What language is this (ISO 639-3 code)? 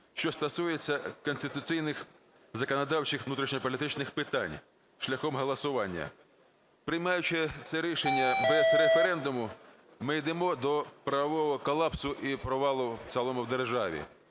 ukr